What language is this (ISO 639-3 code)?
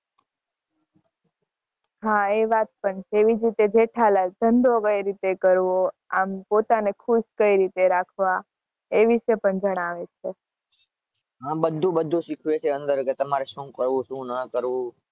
guj